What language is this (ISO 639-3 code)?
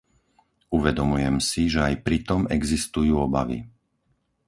slk